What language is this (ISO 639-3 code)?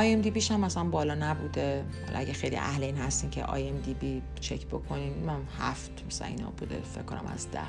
fas